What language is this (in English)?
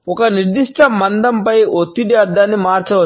Telugu